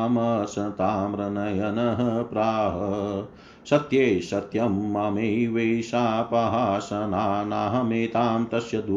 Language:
Hindi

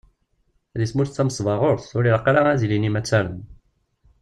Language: Kabyle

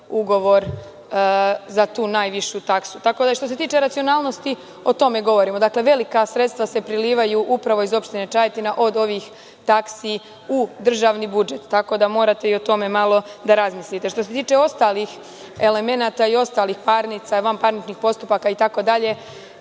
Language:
Serbian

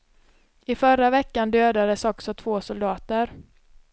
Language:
Swedish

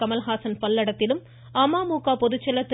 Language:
Tamil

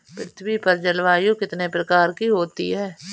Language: Hindi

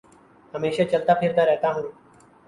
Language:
Urdu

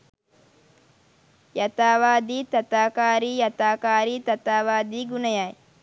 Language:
Sinhala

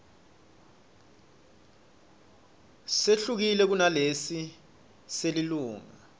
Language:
Swati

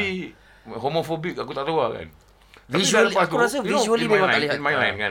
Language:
Malay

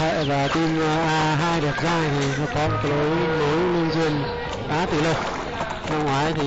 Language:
Vietnamese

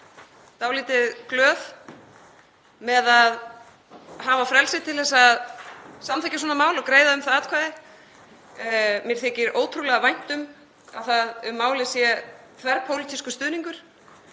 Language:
Icelandic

